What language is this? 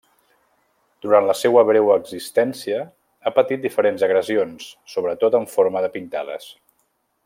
Catalan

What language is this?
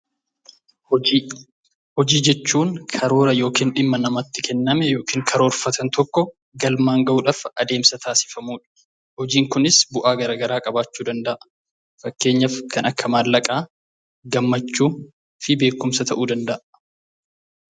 Oromo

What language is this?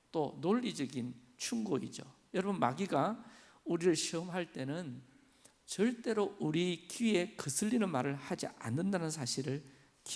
Korean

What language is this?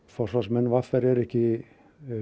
Icelandic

